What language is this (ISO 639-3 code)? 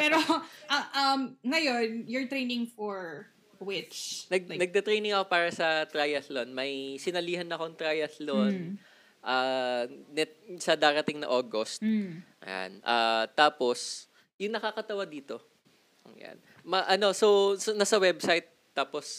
fil